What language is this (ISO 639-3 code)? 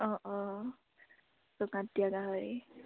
asm